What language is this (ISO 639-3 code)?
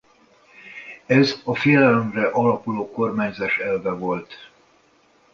hun